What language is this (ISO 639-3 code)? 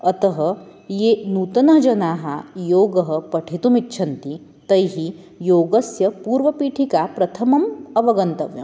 san